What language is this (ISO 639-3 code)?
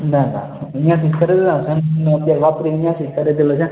guj